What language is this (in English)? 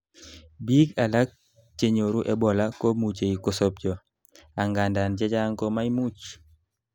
Kalenjin